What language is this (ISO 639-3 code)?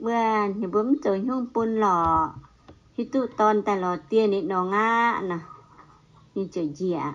tha